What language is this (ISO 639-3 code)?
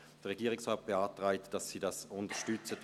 gsw